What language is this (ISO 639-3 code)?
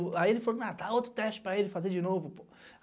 por